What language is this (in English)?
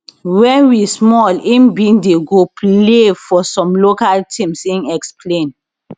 Nigerian Pidgin